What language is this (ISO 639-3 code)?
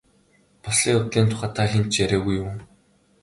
mon